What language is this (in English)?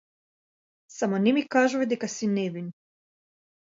Macedonian